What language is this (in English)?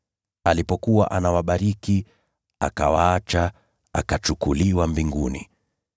Swahili